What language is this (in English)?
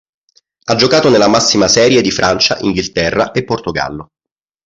Italian